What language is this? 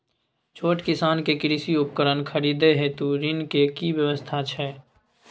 Maithili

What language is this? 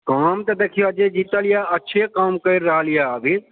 Maithili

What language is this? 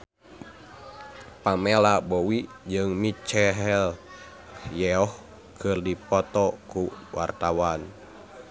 Sundanese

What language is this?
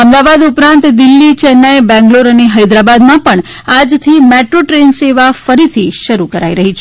Gujarati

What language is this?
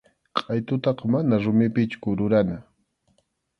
Arequipa-La Unión Quechua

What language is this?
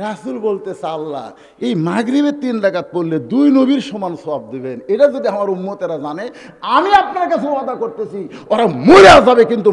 Arabic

